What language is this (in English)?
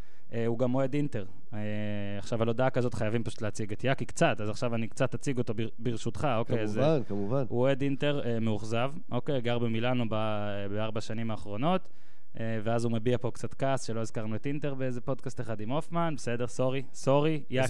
Hebrew